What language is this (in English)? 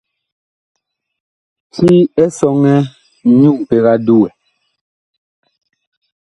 Bakoko